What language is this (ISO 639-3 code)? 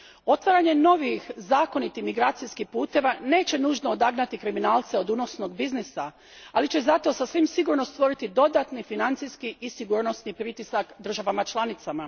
hrv